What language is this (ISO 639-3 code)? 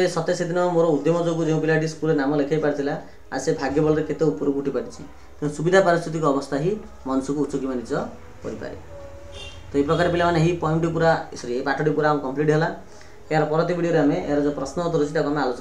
hin